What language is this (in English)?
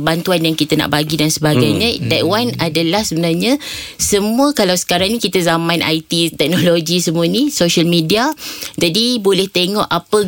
Malay